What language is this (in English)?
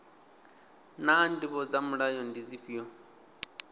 Venda